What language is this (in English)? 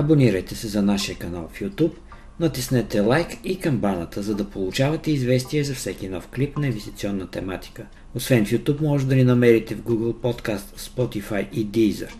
Bulgarian